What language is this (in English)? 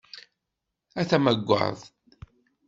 Kabyle